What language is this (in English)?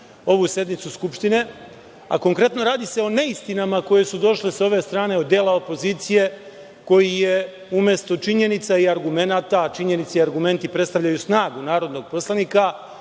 Serbian